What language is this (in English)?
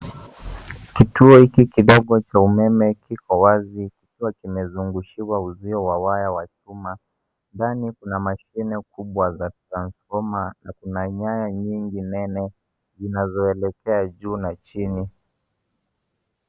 Swahili